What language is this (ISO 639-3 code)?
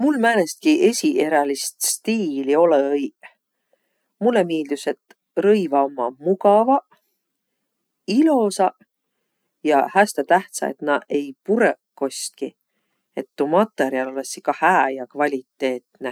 vro